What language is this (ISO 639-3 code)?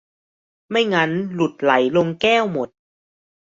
tha